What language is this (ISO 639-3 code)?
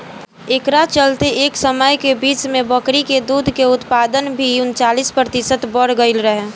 bho